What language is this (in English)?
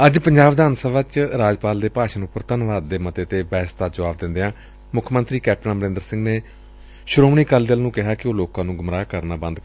Punjabi